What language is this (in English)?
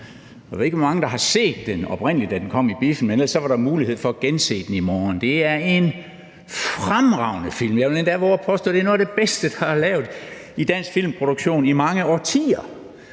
Danish